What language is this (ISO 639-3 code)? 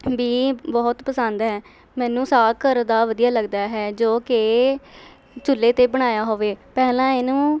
pan